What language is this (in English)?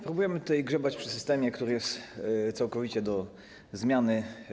Polish